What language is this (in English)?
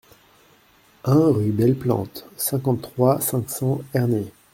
French